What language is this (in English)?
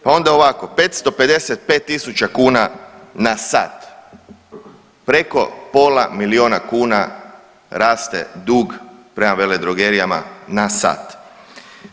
Croatian